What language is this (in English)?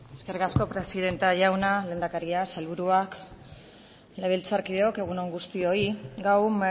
Basque